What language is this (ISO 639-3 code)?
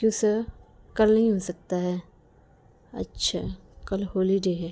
urd